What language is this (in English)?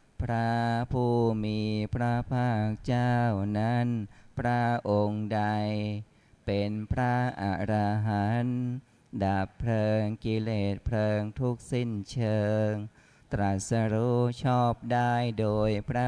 Thai